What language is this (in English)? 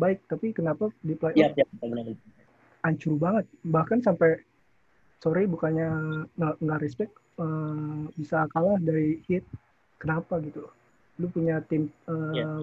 Indonesian